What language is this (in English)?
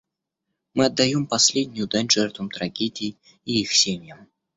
Russian